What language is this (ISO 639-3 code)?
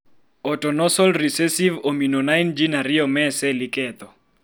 luo